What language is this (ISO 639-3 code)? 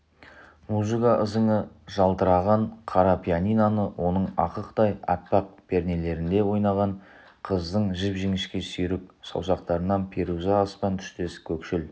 kaz